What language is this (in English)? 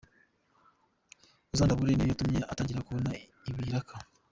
Kinyarwanda